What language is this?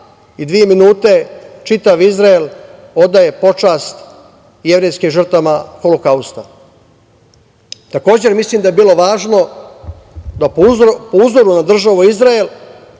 Serbian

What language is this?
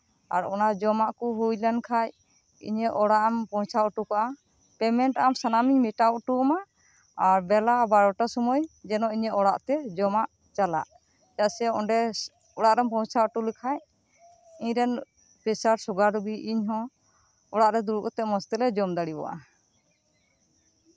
Santali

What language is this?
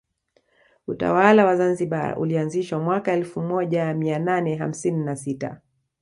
Swahili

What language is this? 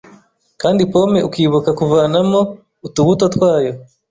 Kinyarwanda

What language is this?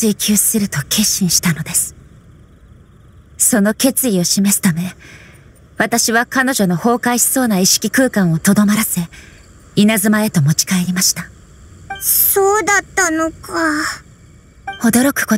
Japanese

